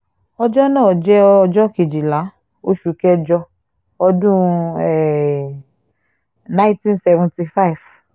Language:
Yoruba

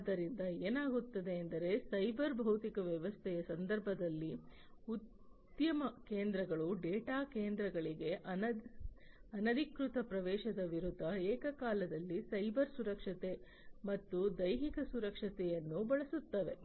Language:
Kannada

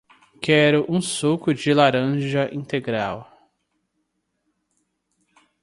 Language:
Portuguese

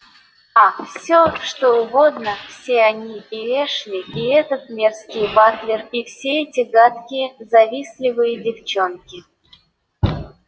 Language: Russian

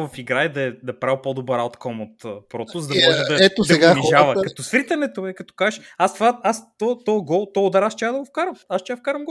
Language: Bulgarian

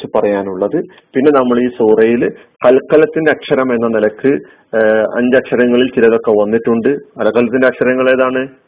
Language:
Malayalam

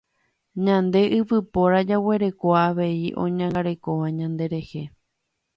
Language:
Guarani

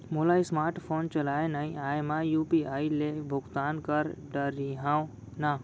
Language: Chhattisgarhi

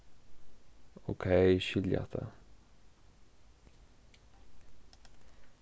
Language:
Faroese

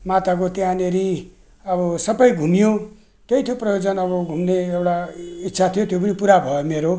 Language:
Nepali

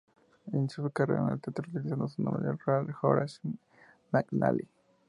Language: Spanish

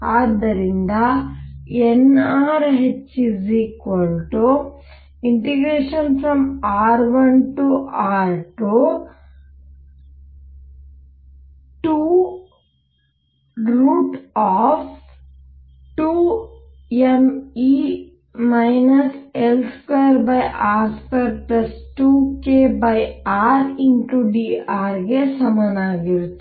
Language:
Kannada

